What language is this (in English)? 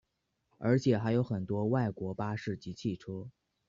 Chinese